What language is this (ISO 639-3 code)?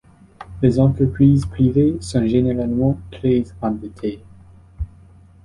fra